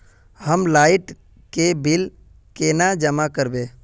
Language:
Magahi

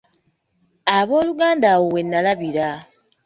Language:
Ganda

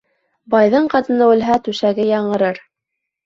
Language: Bashkir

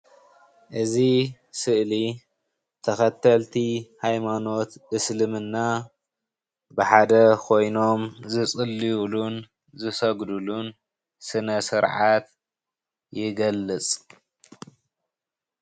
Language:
Tigrinya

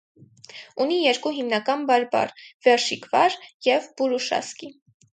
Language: Armenian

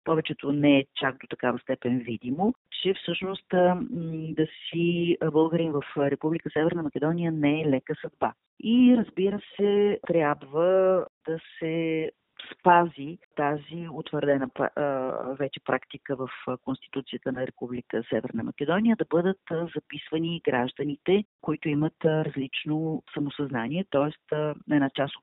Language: Bulgarian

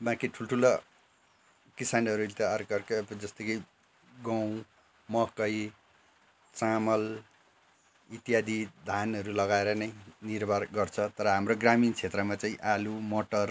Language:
Nepali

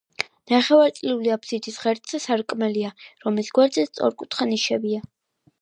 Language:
Georgian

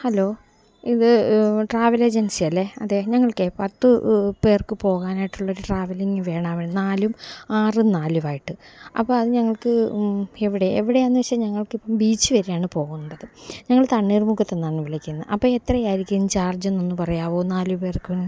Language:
Malayalam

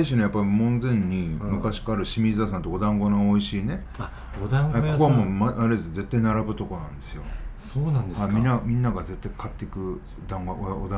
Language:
Japanese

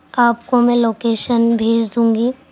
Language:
Urdu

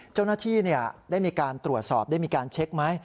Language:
Thai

